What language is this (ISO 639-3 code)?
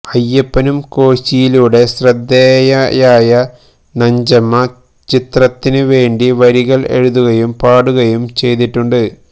mal